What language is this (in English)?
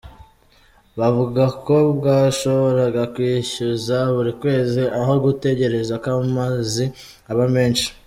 Kinyarwanda